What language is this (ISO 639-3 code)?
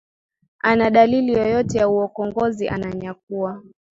swa